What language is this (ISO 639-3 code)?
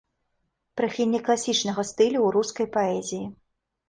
bel